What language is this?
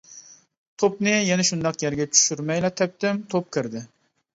Uyghur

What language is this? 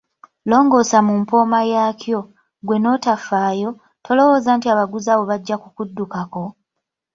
Ganda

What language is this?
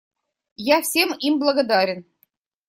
Russian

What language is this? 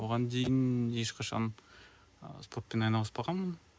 Kazakh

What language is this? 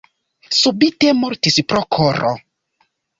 Esperanto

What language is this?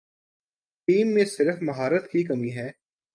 Urdu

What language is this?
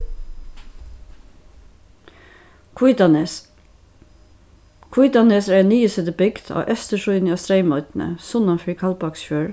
Faroese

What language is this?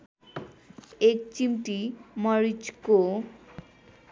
Nepali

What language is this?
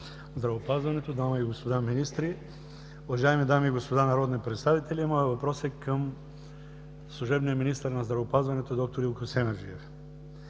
Bulgarian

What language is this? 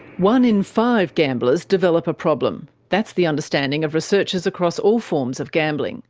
English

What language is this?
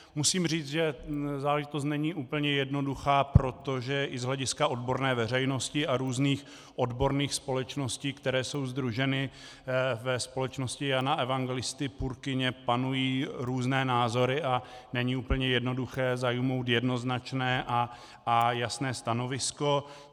Czech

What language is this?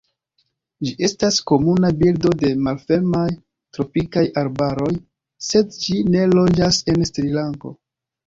Esperanto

